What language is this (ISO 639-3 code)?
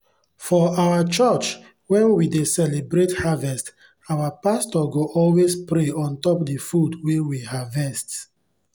pcm